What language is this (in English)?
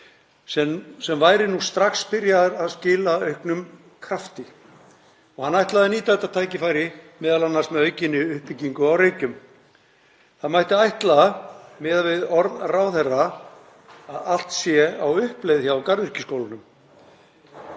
Icelandic